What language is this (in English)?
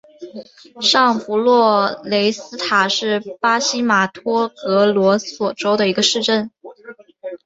Chinese